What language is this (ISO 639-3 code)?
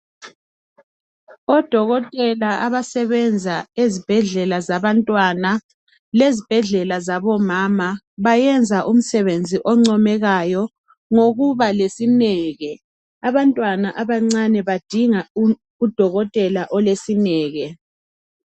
nde